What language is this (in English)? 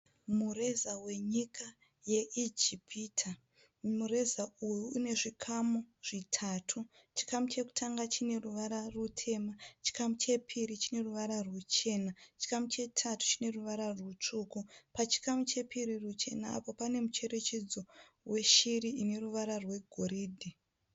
Shona